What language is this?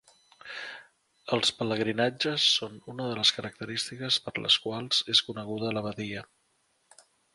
Catalan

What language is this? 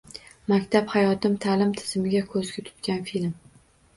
Uzbek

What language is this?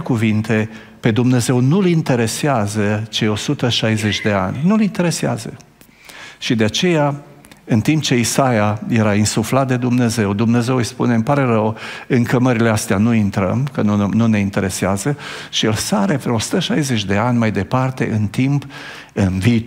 Romanian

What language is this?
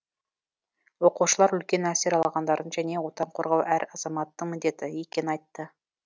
Kazakh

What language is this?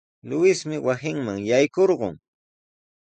Sihuas Ancash Quechua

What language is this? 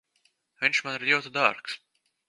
Latvian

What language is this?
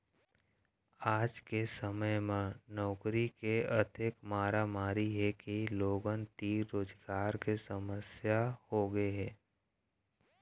Chhattisgarhi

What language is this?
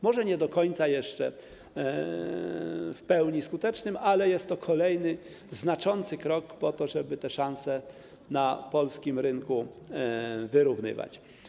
Polish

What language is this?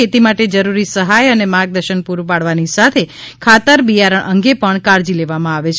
Gujarati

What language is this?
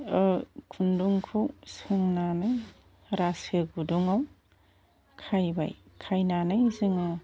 Bodo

